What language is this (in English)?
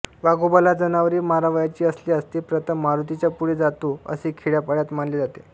Marathi